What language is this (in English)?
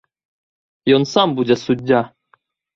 Belarusian